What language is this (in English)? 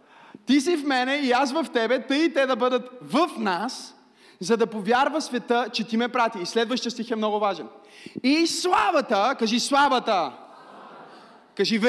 Bulgarian